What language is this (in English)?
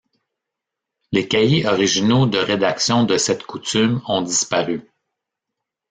French